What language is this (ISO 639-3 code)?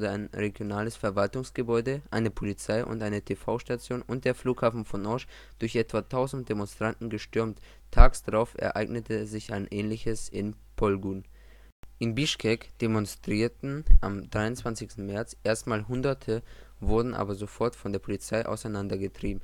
deu